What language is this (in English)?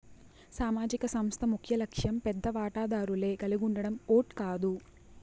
Telugu